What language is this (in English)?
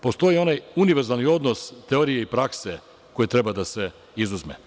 Serbian